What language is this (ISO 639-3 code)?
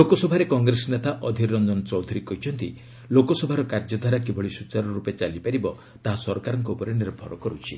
ori